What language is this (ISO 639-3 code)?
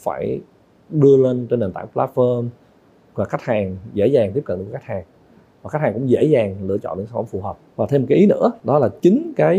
vie